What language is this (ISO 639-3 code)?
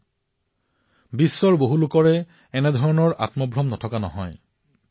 asm